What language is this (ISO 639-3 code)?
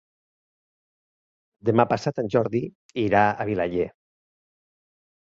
cat